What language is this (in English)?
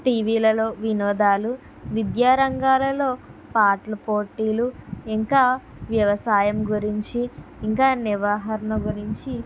Telugu